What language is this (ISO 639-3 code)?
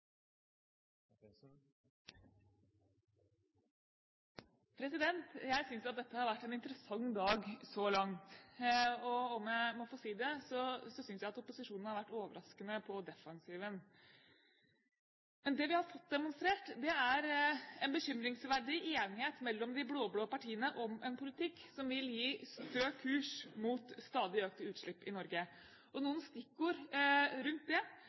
nor